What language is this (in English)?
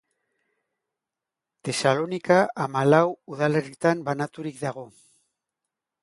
Basque